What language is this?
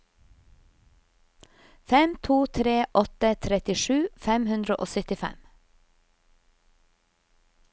Norwegian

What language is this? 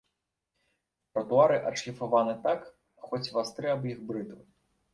Belarusian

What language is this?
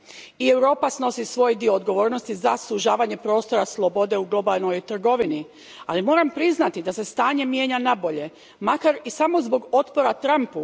Croatian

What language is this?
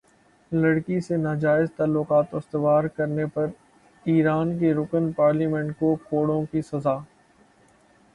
Urdu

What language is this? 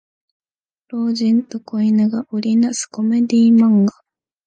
Japanese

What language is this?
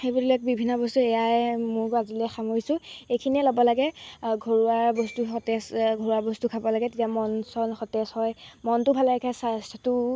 Assamese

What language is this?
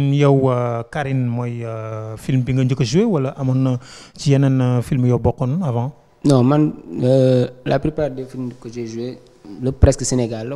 French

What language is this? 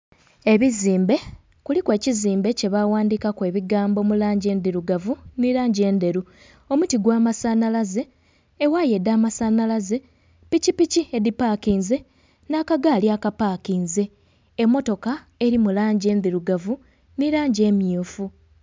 Soga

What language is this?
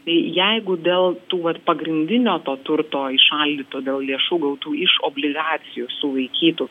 Lithuanian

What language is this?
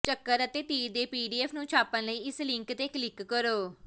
Punjabi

